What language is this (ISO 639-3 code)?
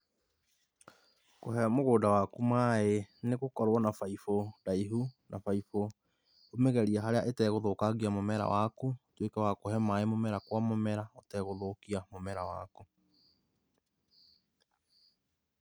kik